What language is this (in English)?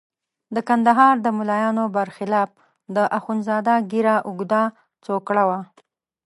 Pashto